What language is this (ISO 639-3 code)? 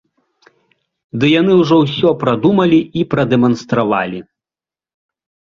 bel